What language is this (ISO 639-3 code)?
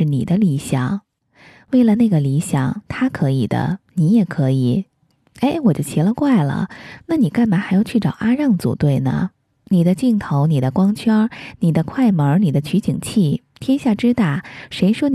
zho